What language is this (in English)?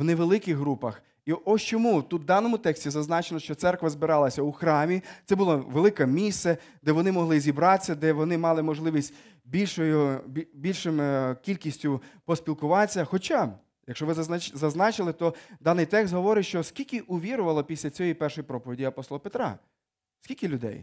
Ukrainian